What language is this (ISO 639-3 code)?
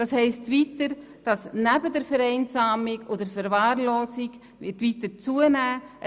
gsw